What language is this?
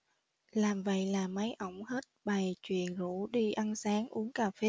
Vietnamese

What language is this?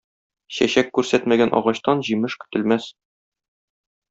Tatar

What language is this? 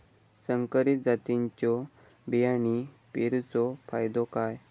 Marathi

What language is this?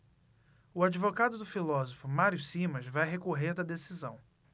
Portuguese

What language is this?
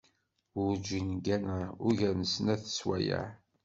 Kabyle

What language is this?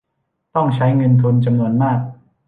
Thai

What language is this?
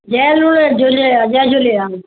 Sindhi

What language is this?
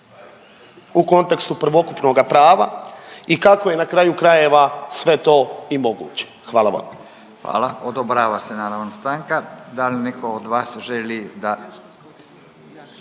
Croatian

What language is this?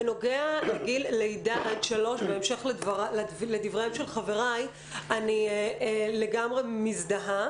Hebrew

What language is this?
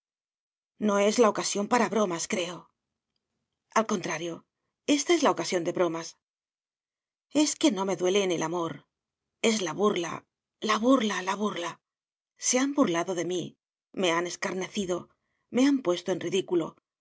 Spanish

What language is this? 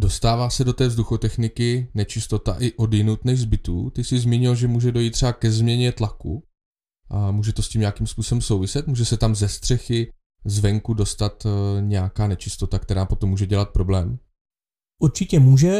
Czech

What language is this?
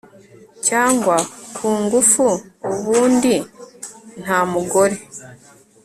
Kinyarwanda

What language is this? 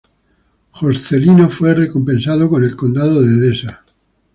Spanish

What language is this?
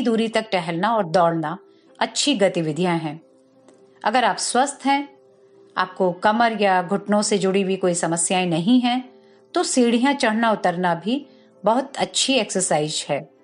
Hindi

